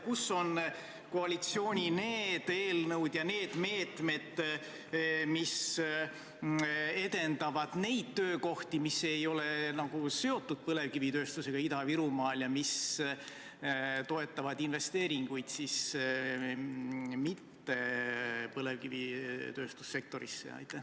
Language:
Estonian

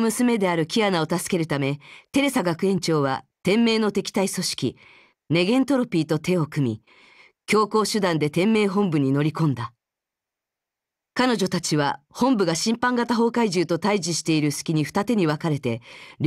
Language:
Japanese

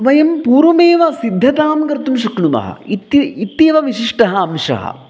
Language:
Sanskrit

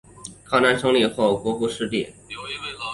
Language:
Chinese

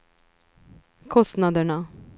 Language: Swedish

